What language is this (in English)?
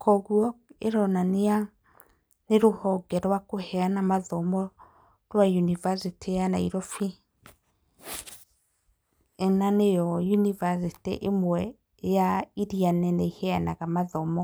Kikuyu